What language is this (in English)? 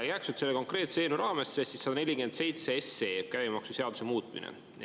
Estonian